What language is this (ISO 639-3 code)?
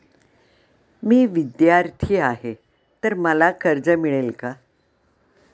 mar